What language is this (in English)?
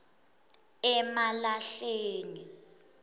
Swati